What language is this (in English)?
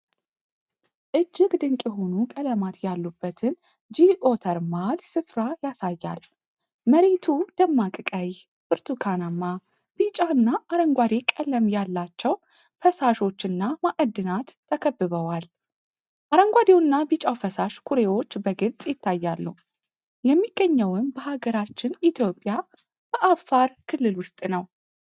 Amharic